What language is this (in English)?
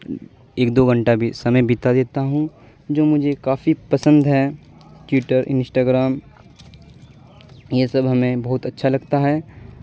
Urdu